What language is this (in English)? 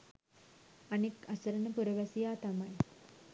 Sinhala